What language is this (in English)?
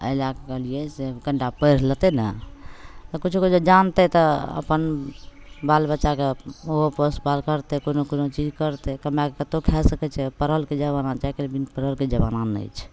Maithili